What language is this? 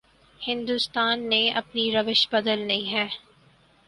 Urdu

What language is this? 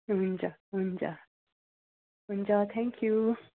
Nepali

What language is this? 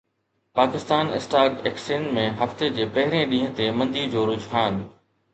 Sindhi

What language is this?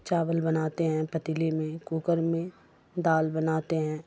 Urdu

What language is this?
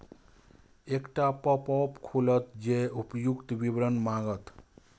Maithili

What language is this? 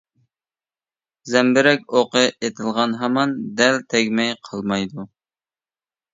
Uyghur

